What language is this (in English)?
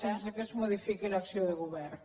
Catalan